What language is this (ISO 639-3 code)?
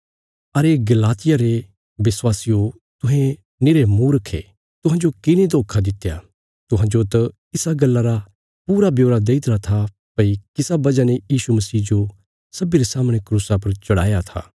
kfs